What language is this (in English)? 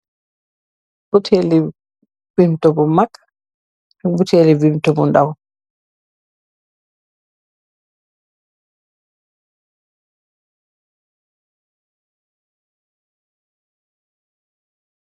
Wolof